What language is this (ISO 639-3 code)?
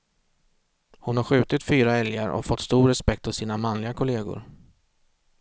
swe